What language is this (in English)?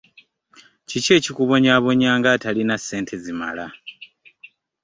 Ganda